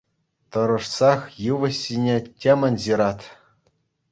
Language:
Chuvash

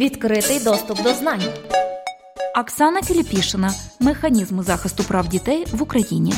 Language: Ukrainian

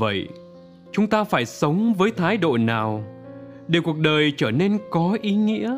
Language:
Vietnamese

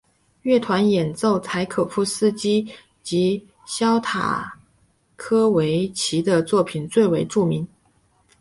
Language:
Chinese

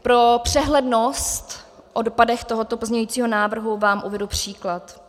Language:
Czech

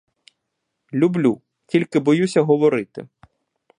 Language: Ukrainian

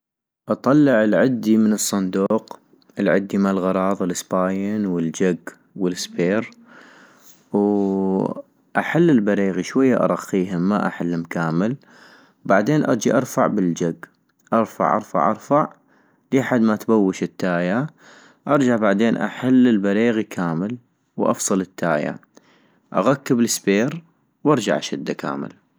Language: North Mesopotamian Arabic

